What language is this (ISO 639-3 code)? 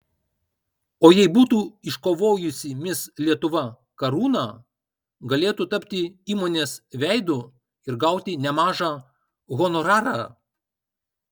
lit